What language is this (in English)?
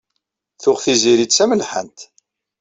Kabyle